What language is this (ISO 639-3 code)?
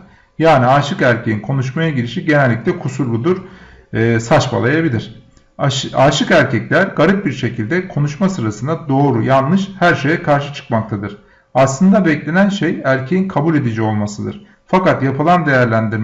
tur